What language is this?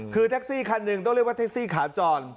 Thai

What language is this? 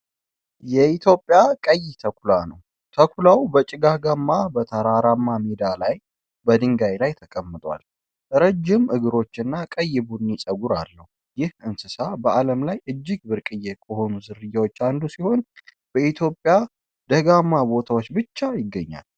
Amharic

